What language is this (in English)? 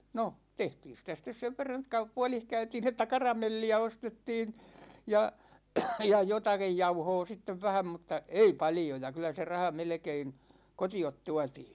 Finnish